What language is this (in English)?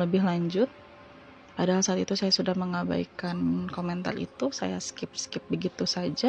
Indonesian